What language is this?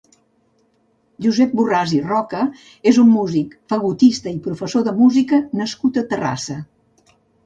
Catalan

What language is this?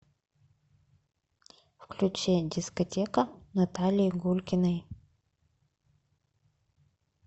Russian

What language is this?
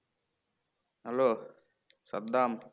Bangla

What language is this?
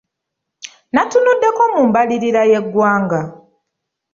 Ganda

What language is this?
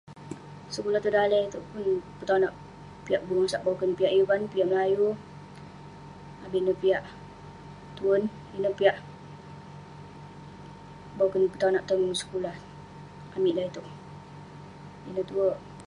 Western Penan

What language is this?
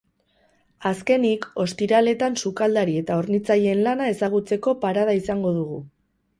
Basque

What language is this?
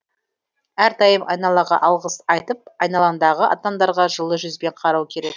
Kazakh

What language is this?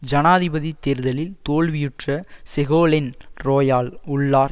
Tamil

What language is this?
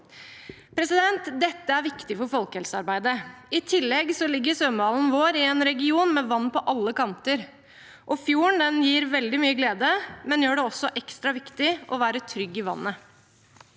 Norwegian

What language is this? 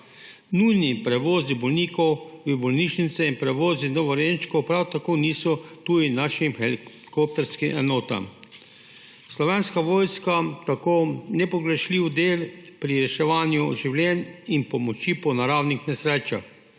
Slovenian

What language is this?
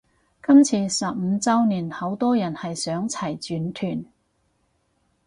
Cantonese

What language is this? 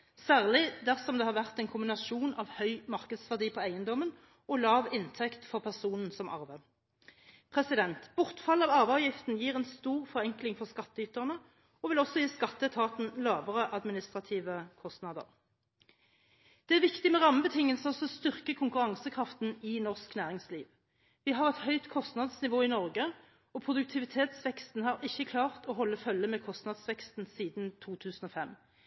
Norwegian Bokmål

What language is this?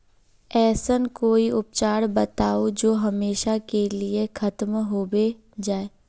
Magahi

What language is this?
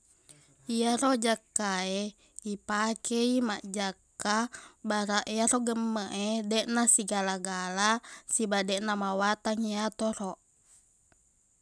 Buginese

